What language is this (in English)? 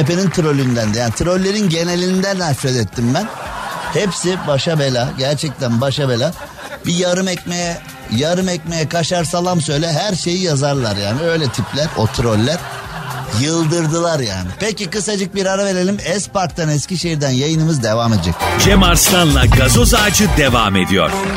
Turkish